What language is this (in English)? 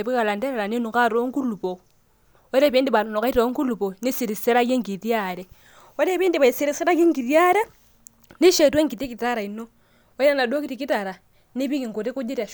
Masai